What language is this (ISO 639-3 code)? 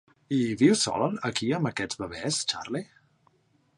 cat